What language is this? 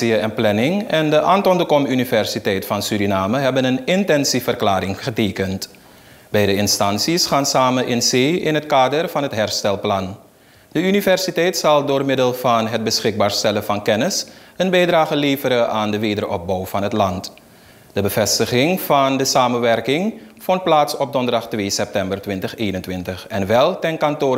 Dutch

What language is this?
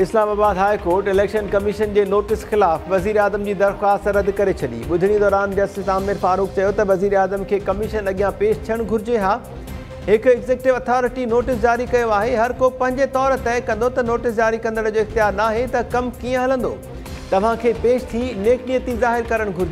Hindi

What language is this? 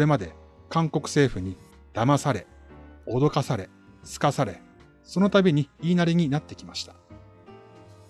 Japanese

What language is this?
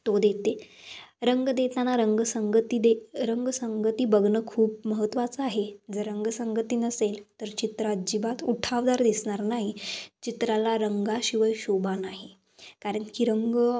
Marathi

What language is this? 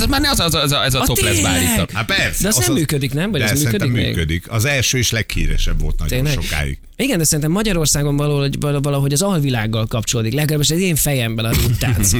Hungarian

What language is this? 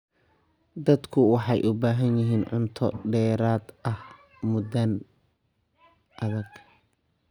Somali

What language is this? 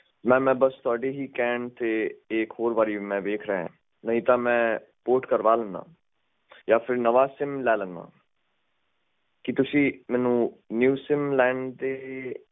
Punjabi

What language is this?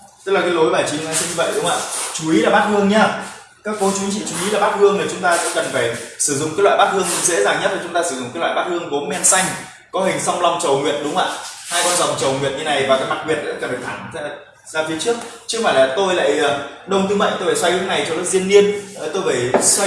Vietnamese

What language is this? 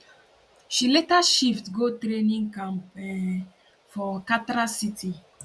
Nigerian Pidgin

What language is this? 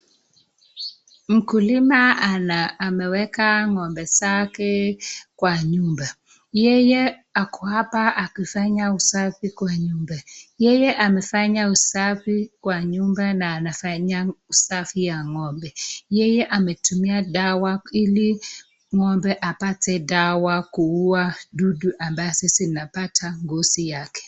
Swahili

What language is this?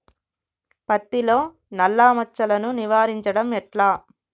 Telugu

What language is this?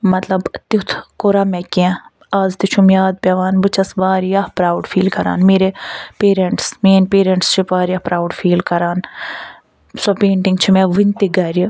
Kashmiri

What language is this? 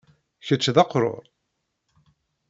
Kabyle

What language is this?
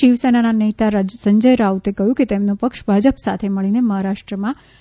Gujarati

